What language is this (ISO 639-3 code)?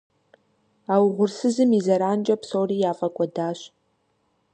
kbd